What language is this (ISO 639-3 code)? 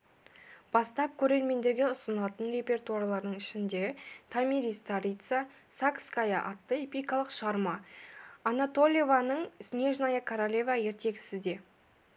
kaz